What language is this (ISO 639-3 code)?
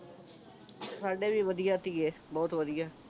pan